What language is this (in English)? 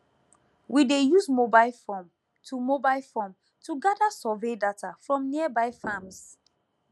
Nigerian Pidgin